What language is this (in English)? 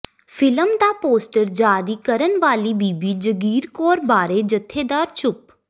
Punjabi